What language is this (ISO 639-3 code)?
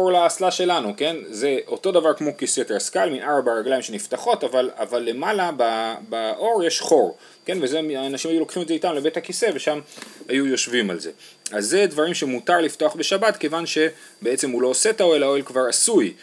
heb